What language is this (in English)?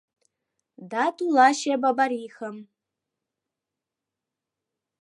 Mari